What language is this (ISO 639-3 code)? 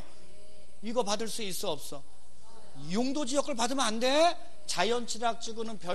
kor